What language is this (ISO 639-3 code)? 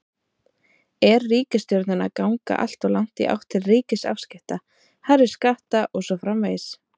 isl